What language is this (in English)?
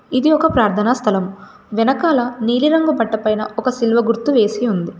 Telugu